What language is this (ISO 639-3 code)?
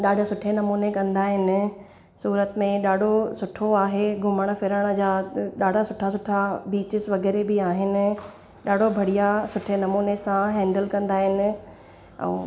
snd